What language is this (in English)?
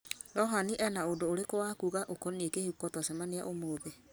Kikuyu